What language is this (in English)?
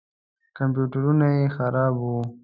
Pashto